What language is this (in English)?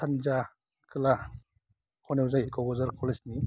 Bodo